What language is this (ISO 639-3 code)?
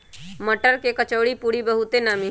mag